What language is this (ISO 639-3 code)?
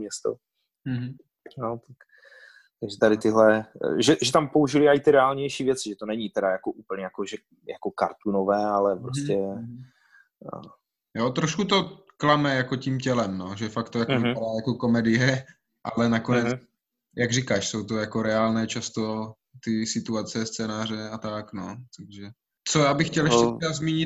ces